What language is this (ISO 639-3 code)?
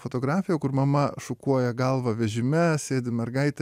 lit